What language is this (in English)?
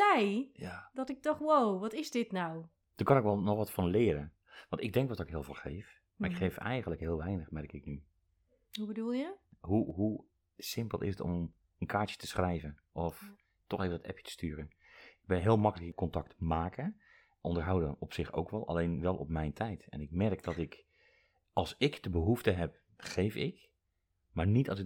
Dutch